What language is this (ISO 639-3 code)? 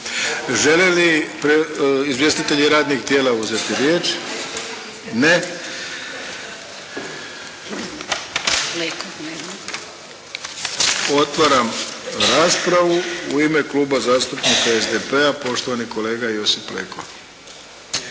hrv